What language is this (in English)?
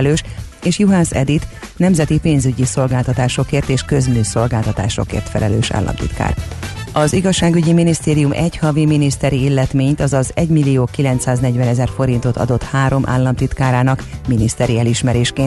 Hungarian